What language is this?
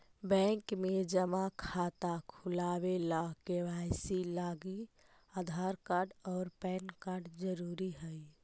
Magahi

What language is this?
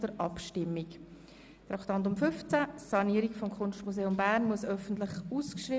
Swiss German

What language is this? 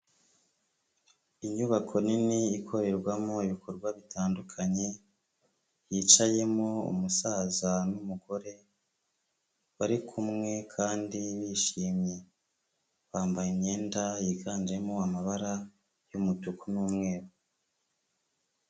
Kinyarwanda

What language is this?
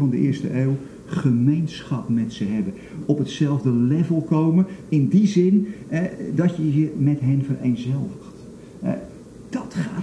Dutch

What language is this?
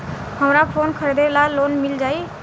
Bhojpuri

